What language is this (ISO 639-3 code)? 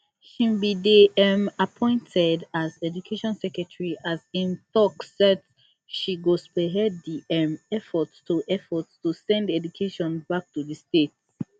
pcm